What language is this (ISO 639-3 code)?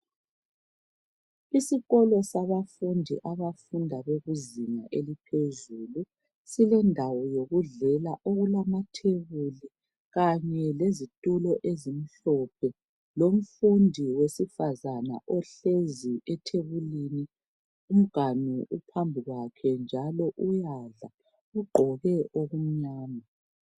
nde